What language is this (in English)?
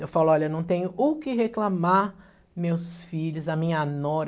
Portuguese